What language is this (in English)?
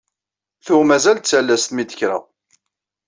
Kabyle